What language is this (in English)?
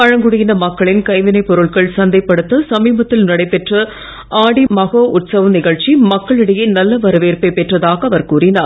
Tamil